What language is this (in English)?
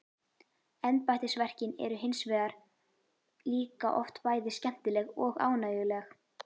Icelandic